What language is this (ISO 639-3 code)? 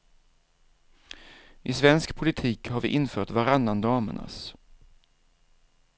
swe